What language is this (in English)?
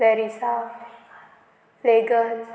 Konkani